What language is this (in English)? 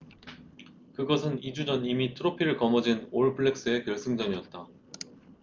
Korean